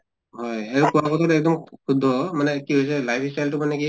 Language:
Assamese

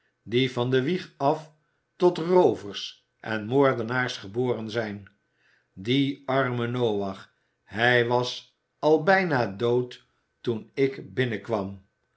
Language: Dutch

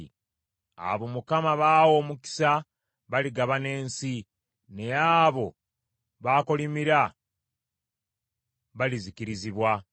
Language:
Ganda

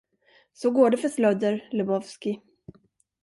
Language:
Swedish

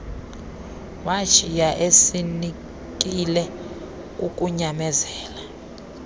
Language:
Xhosa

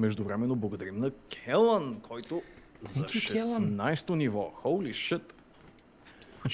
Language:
Bulgarian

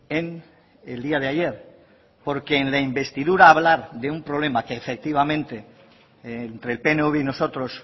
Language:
Spanish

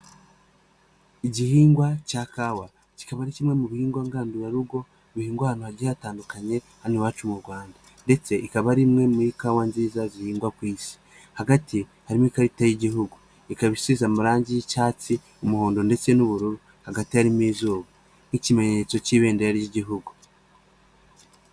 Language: Kinyarwanda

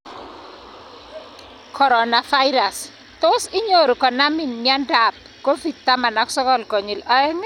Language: Kalenjin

